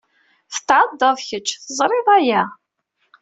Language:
Kabyle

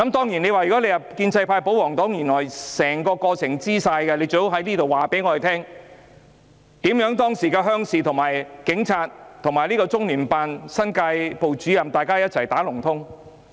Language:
Cantonese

